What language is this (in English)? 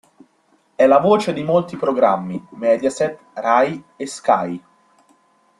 Italian